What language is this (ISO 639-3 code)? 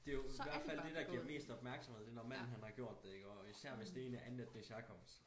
dan